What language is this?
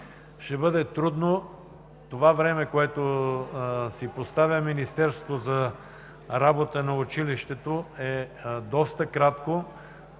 Bulgarian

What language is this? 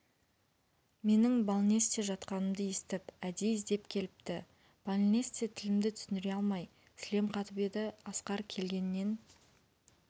Kazakh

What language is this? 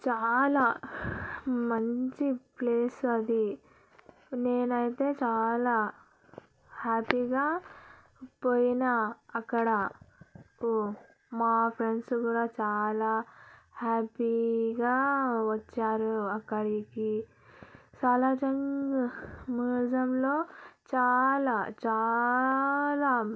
Telugu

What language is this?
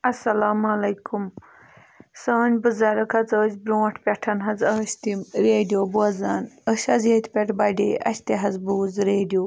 Kashmiri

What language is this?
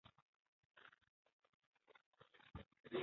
Chinese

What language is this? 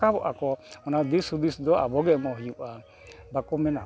Santali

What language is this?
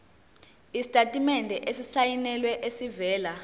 Zulu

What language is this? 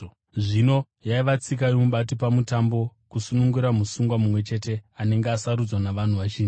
Shona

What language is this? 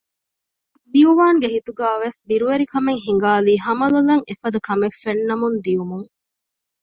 Divehi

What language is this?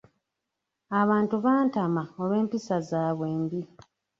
Ganda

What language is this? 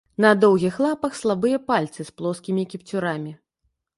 Belarusian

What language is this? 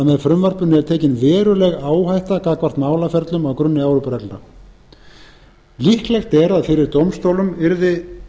Icelandic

